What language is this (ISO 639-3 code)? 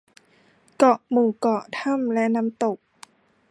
tha